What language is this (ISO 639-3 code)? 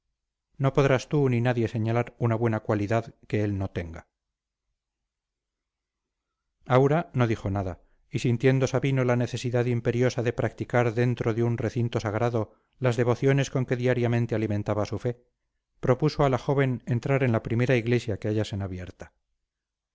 spa